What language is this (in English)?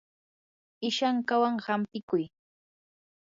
Yanahuanca Pasco Quechua